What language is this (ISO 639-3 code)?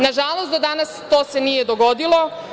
srp